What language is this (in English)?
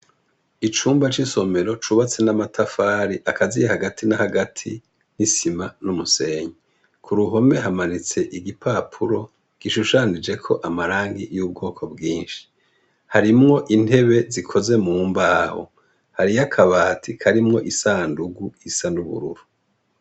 Rundi